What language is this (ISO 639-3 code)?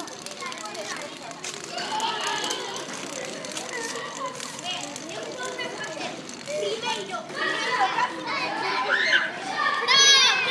glg